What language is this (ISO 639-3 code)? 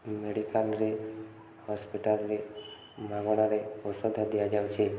ori